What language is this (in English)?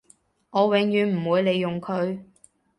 Cantonese